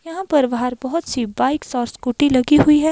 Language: Hindi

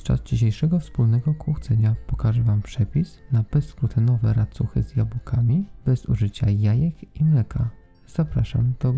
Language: Polish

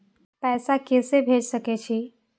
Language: Maithili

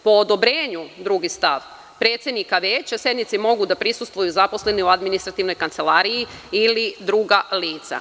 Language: Serbian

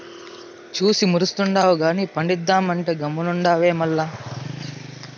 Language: Telugu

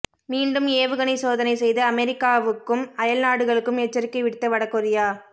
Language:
Tamil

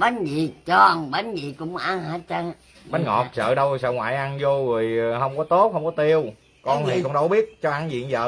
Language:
Vietnamese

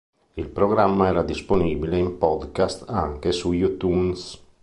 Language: Italian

